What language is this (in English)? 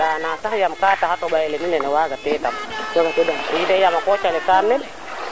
Serer